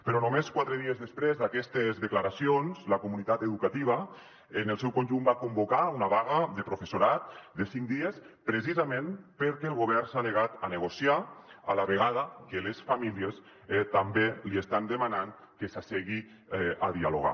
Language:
Catalan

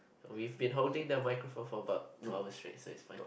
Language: English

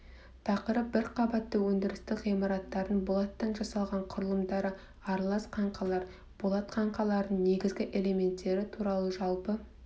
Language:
Kazakh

